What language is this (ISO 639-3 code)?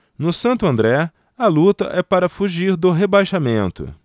por